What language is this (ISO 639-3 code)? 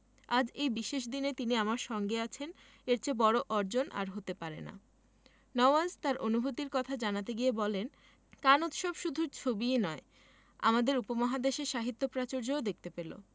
ben